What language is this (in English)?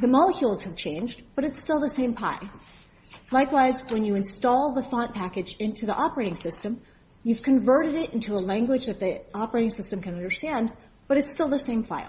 English